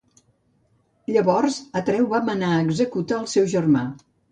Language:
Catalan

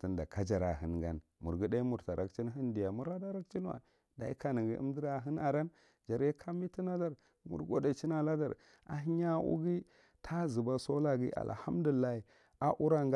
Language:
Marghi Central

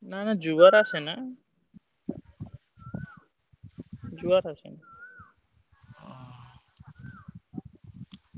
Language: Odia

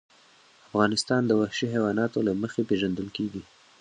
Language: Pashto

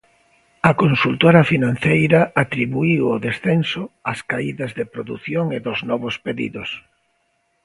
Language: Galician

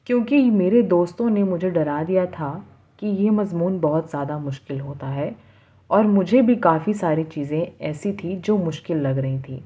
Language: Urdu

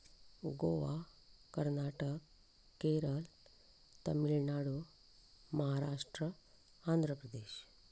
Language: Konkani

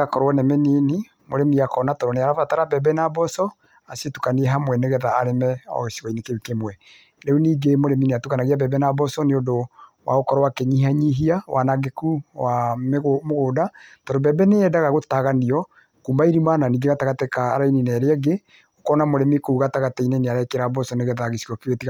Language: Kikuyu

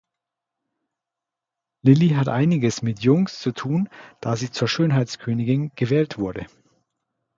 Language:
German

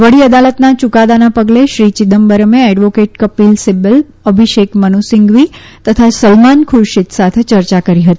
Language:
Gujarati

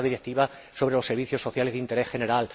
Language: Spanish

